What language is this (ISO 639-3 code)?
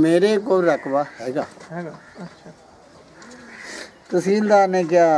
pan